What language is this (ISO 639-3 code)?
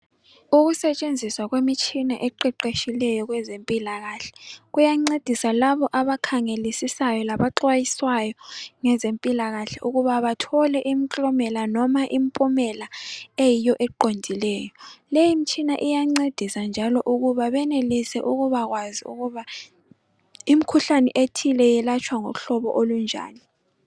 nde